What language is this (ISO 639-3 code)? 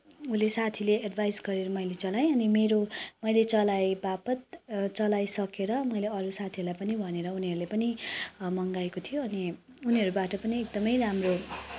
nep